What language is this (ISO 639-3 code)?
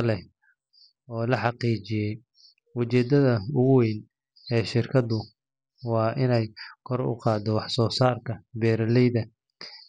som